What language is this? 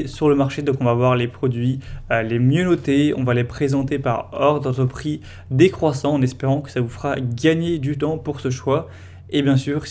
French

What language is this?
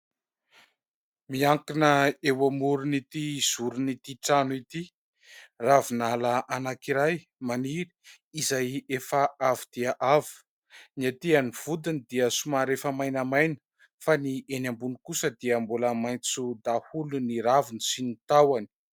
Malagasy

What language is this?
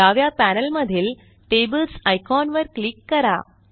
Marathi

